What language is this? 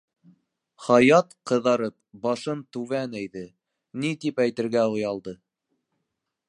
Bashkir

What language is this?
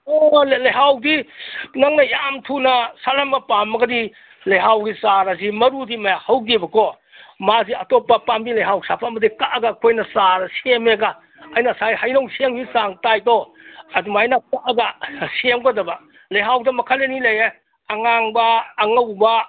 Manipuri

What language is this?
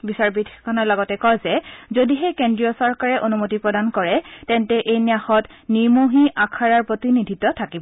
Assamese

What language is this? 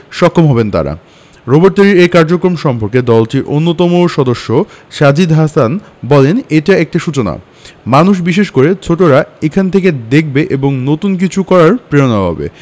Bangla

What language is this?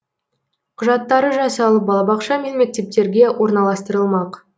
Kazakh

